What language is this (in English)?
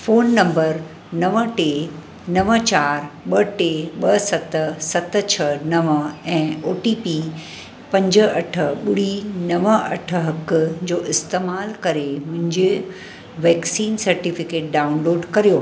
Sindhi